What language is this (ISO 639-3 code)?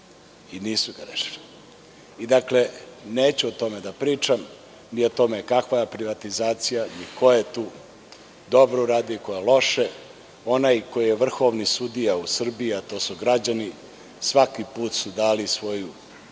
srp